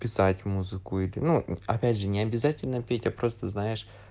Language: Russian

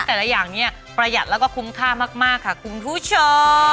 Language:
Thai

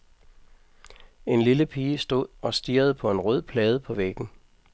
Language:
Danish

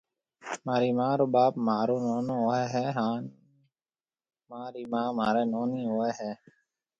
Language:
Marwari (Pakistan)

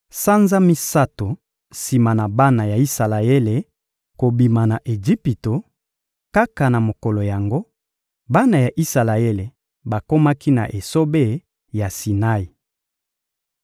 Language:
Lingala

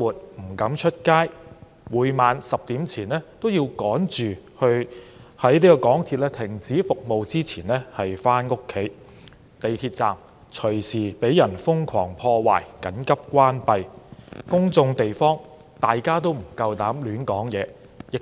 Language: Cantonese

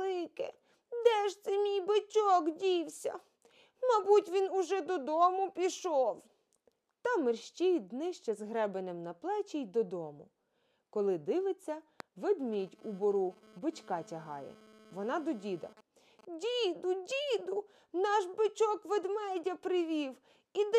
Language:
Ukrainian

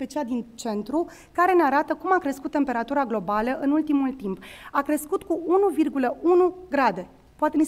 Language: Romanian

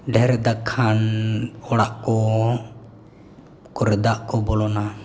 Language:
Santali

